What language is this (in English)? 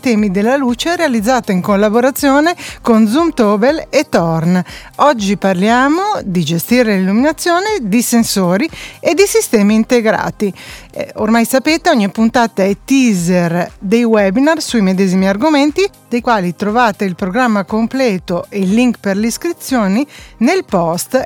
Italian